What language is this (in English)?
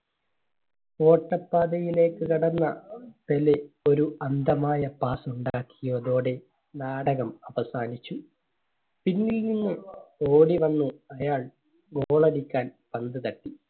Malayalam